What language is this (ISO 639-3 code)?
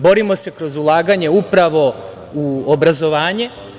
srp